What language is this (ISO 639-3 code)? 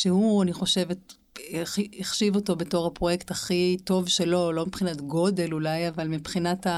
heb